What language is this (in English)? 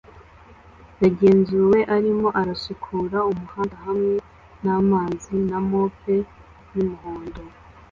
Kinyarwanda